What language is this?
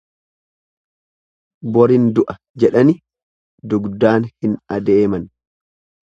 Oromo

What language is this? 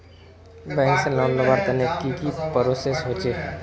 Magahi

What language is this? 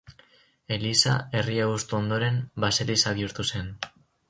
Basque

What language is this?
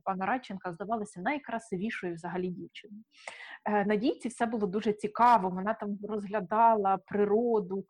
Ukrainian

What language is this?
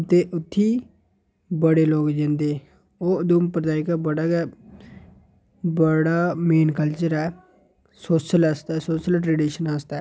Dogri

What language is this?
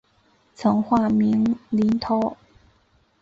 Chinese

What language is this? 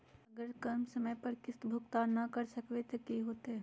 Magahi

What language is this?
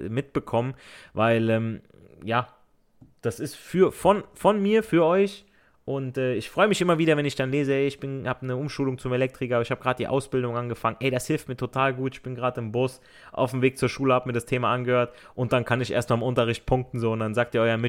German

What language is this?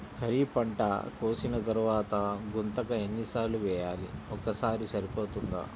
Telugu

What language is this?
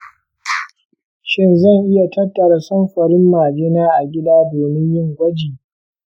Hausa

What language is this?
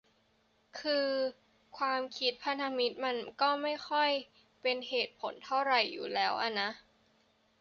Thai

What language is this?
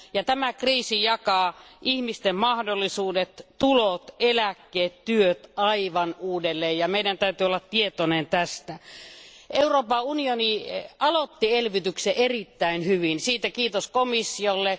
Finnish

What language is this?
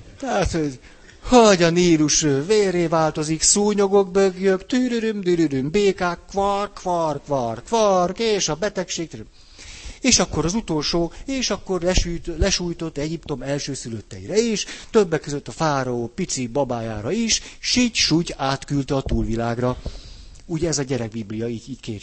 Hungarian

